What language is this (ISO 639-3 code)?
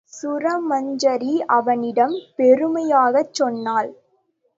tam